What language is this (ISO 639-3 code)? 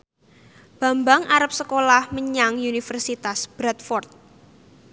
jav